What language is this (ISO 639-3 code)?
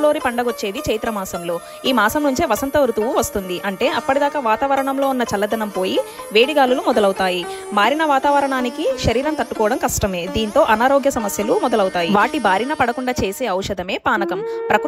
tel